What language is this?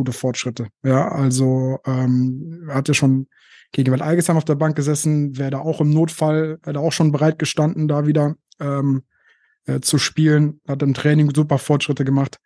German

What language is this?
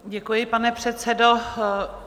Czech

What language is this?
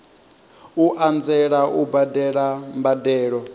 Venda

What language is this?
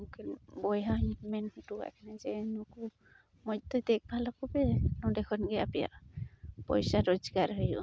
Santali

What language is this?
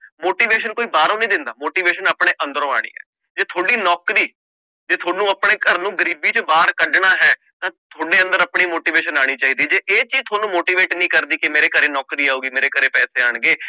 Punjabi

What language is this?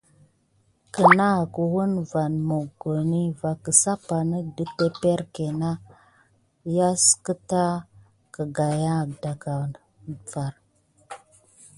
Gidar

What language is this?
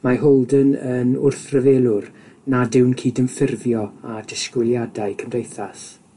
Welsh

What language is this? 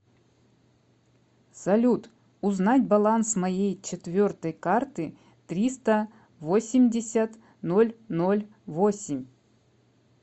Russian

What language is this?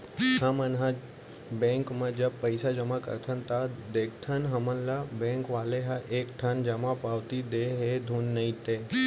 Chhattisgarhi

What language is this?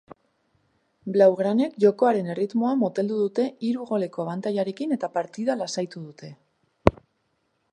Basque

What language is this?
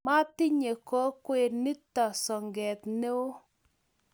Kalenjin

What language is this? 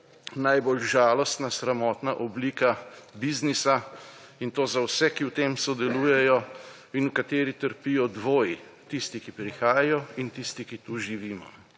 Slovenian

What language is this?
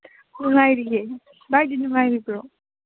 Manipuri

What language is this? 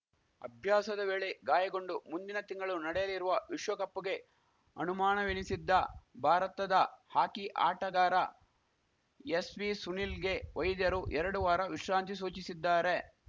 Kannada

